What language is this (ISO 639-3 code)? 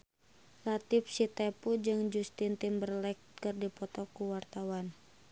sun